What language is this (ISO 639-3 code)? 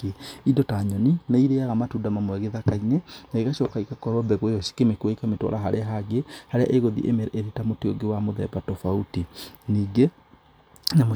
kik